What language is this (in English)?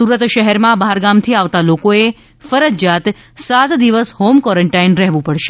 Gujarati